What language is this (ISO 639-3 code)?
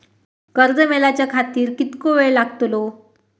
mar